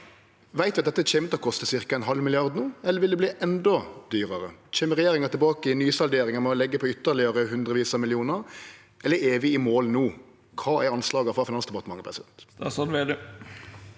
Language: Norwegian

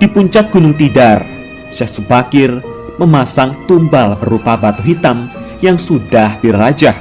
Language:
Indonesian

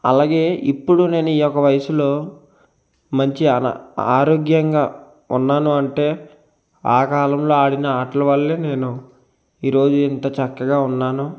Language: Telugu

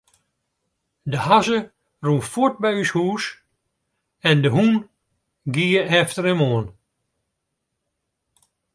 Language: Western Frisian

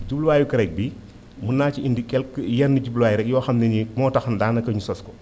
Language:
Wolof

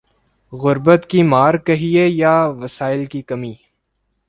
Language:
Urdu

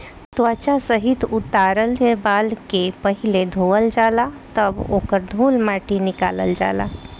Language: Bhojpuri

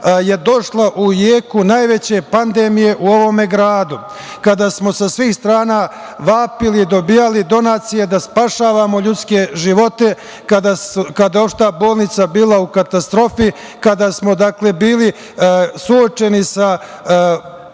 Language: Serbian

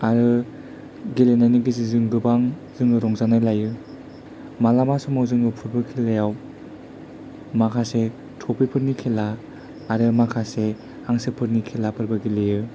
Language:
Bodo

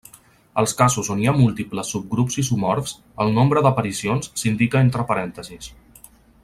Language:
Catalan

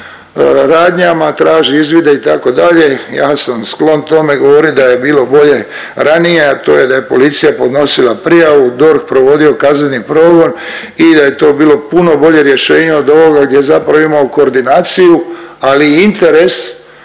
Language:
Croatian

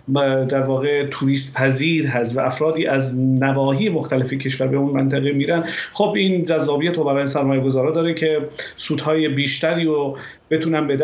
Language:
Persian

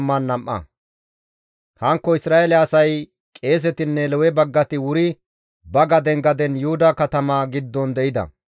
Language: Gamo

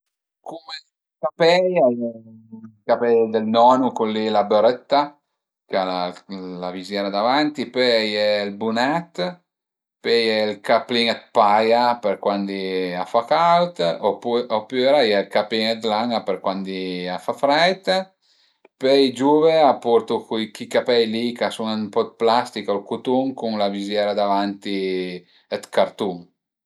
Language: Piedmontese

